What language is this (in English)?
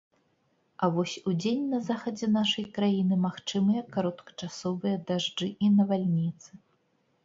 Belarusian